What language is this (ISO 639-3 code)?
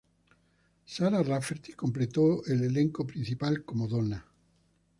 spa